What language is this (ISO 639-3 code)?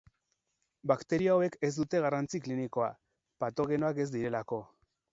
eus